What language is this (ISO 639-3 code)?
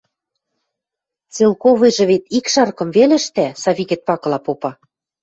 mrj